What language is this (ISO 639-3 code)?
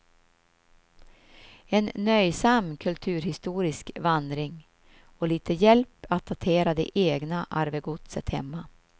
swe